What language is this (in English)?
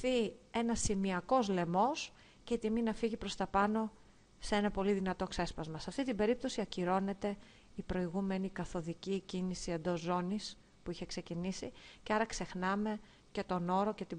Greek